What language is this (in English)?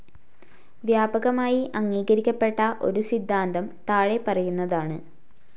Malayalam